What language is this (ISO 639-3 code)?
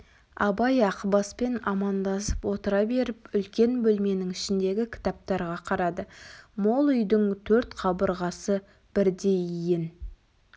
kaz